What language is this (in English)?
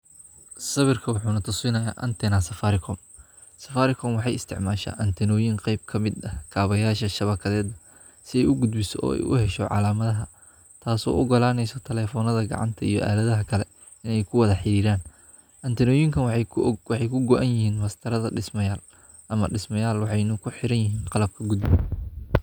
Somali